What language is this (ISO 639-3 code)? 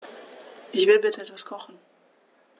deu